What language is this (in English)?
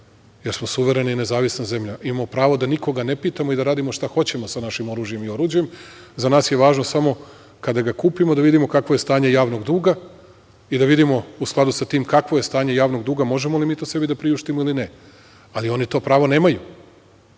Serbian